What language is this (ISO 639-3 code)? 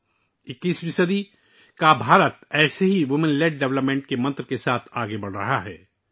urd